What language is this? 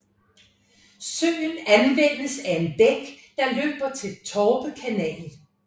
Danish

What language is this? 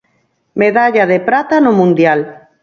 Galician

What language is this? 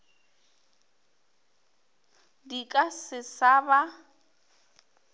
Northern Sotho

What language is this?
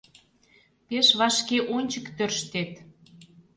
Mari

